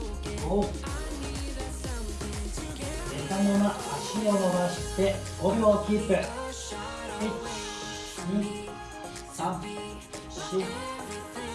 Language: Japanese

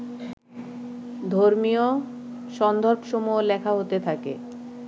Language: Bangla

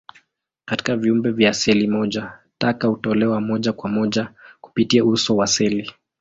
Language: Swahili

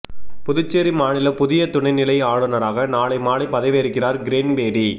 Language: Tamil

